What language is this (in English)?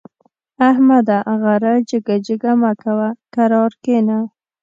Pashto